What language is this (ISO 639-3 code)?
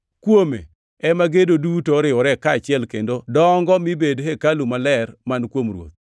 luo